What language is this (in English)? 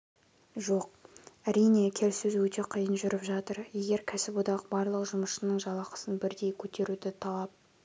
Kazakh